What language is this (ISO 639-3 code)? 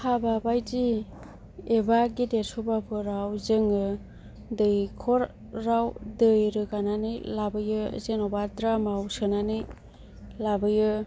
brx